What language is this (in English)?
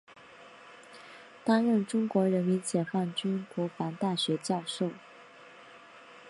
Chinese